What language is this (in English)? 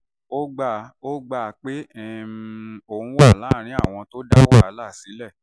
Yoruba